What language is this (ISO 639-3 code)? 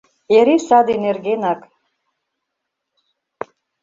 chm